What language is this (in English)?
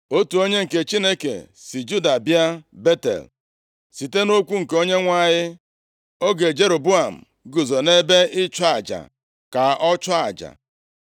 Igbo